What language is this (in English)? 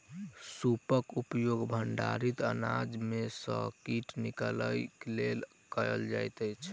Maithili